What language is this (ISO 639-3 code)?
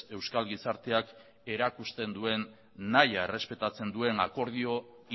eus